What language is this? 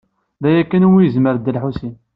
Kabyle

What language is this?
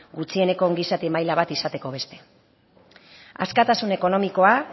Basque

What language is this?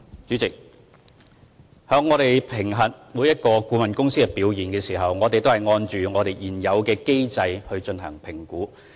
Cantonese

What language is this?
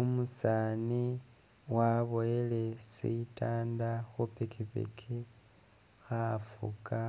Masaaba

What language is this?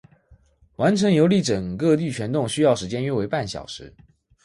Chinese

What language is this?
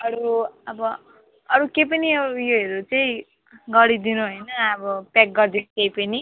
Nepali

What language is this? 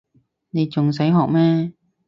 Cantonese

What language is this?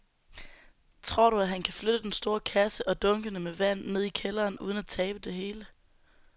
Danish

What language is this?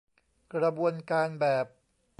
Thai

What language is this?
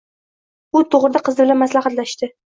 Uzbek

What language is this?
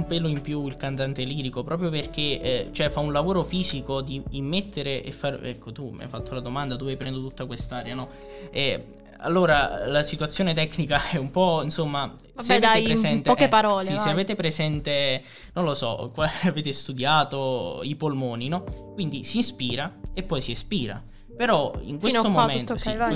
Italian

